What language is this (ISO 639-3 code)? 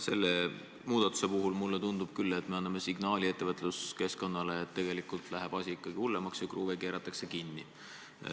est